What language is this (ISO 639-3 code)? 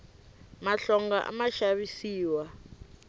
tso